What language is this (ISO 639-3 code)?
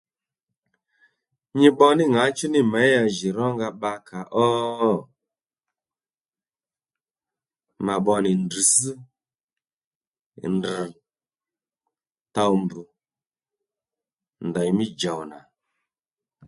led